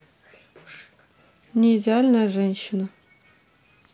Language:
Russian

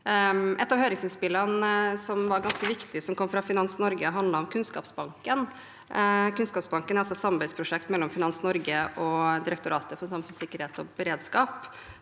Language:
Norwegian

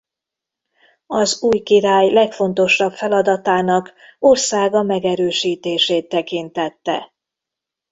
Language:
Hungarian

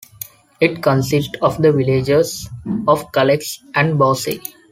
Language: English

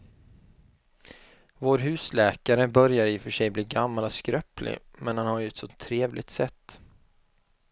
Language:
Swedish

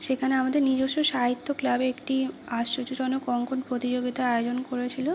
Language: Bangla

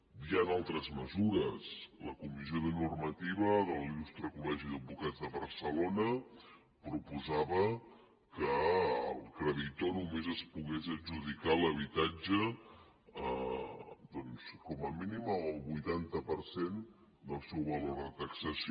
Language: Catalan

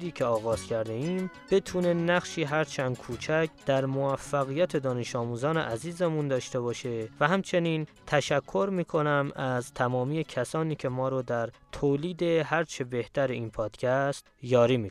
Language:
Persian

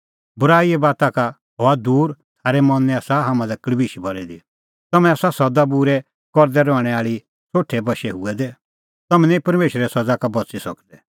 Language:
Kullu Pahari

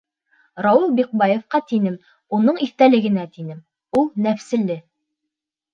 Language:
Bashkir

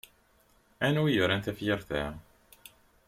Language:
Kabyle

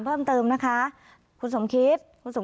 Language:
Thai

